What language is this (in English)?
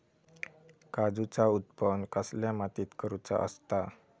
Marathi